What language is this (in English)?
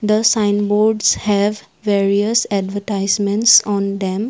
English